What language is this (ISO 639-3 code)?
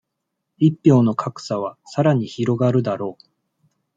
jpn